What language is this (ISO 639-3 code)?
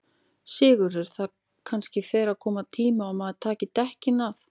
isl